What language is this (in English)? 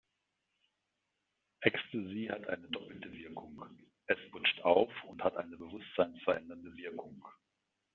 German